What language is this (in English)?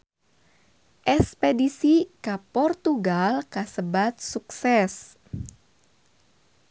Sundanese